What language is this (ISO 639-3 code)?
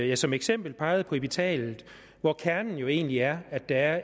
dan